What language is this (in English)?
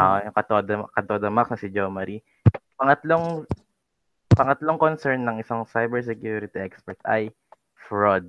Filipino